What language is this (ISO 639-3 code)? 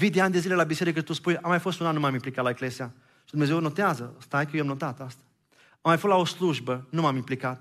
ron